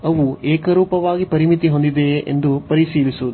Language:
Kannada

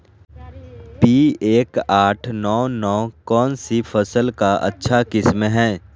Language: Magahi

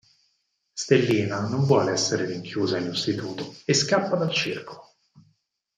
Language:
Italian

